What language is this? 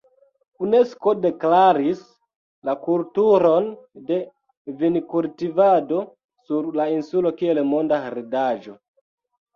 Esperanto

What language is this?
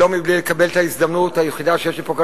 Hebrew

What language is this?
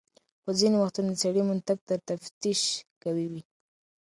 Pashto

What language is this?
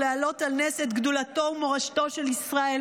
Hebrew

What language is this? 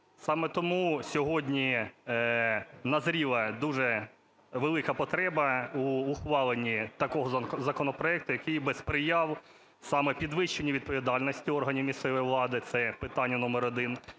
Ukrainian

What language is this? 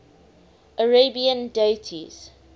English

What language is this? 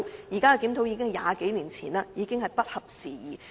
Cantonese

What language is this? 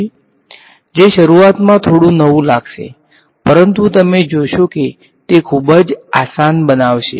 Gujarati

